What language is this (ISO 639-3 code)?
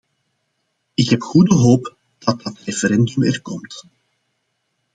nld